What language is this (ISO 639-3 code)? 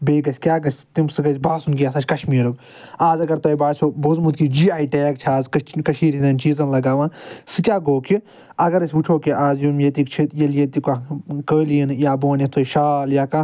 kas